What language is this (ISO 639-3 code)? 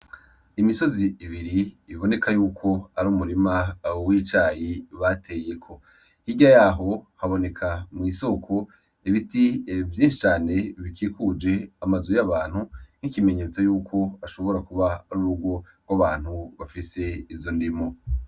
run